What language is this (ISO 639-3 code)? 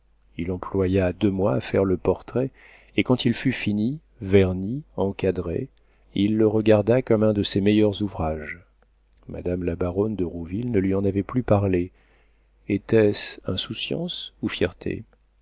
fra